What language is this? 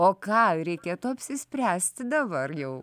Lithuanian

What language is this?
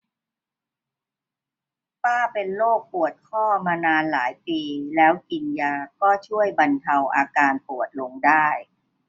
Thai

